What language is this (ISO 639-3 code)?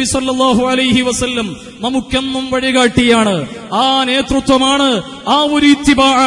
ara